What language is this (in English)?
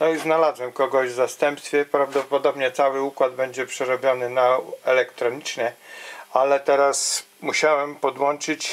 Polish